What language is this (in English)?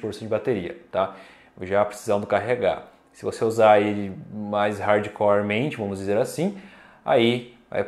Portuguese